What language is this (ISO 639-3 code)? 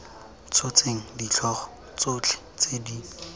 tsn